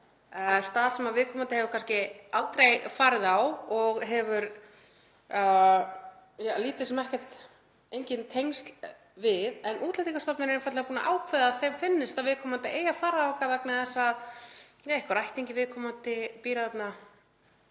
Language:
Icelandic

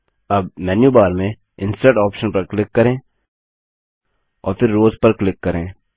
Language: Hindi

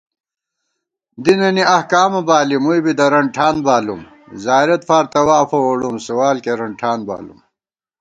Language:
Gawar-Bati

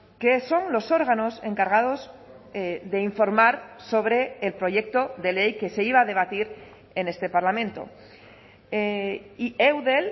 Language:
Spanish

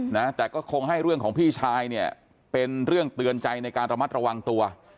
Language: Thai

